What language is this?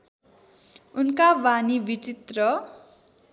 Nepali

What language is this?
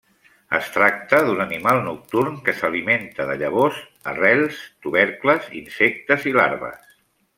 Catalan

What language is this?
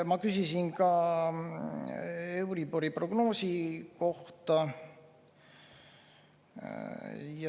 Estonian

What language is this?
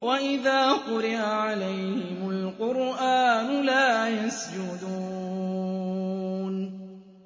Arabic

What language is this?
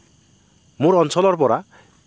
Assamese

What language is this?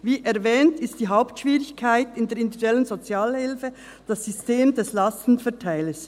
Swiss German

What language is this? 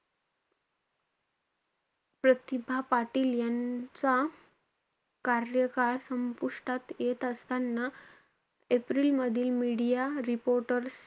Marathi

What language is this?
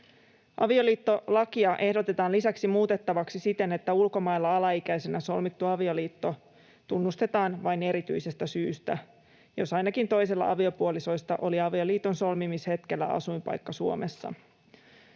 Finnish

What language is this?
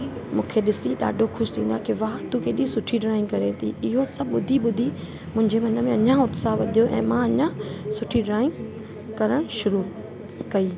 Sindhi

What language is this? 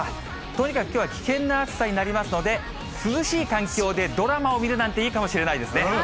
Japanese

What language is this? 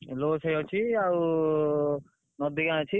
Odia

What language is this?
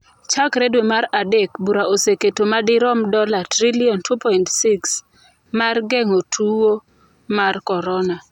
Luo (Kenya and Tanzania)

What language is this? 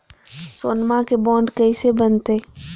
Magahi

